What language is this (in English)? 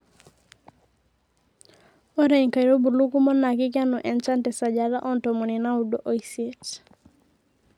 Masai